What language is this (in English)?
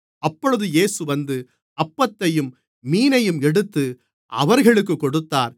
Tamil